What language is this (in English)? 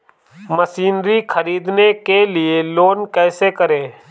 Hindi